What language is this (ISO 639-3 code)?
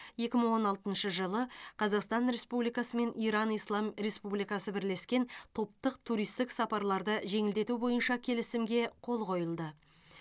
kaz